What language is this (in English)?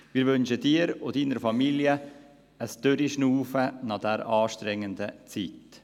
Swiss German